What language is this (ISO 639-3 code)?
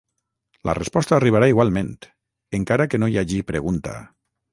cat